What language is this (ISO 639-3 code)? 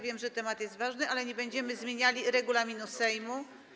pol